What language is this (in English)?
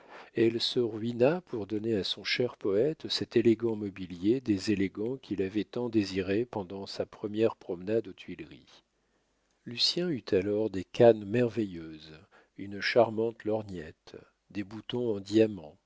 French